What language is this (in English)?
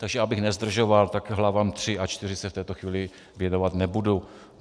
Czech